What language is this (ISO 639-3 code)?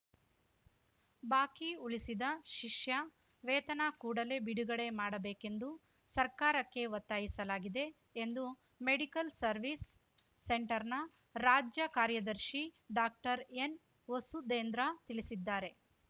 kan